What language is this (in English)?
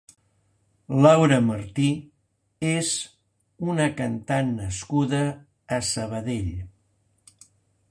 Catalan